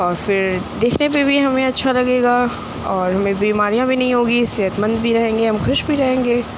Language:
Urdu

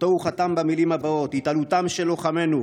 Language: Hebrew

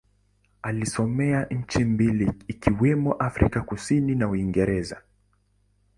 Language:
Swahili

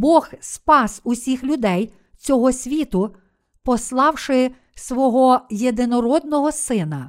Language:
Ukrainian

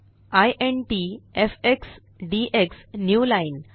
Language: Marathi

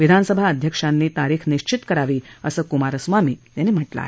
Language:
Marathi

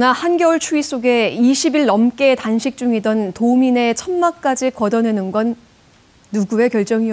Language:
Korean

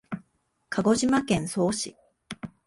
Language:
Japanese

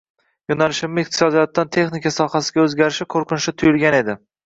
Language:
Uzbek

